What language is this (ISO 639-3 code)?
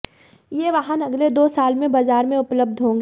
hin